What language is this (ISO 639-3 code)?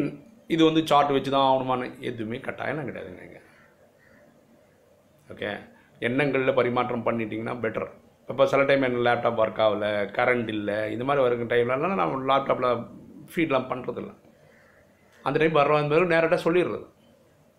tam